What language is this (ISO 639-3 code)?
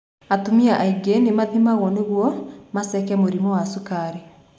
kik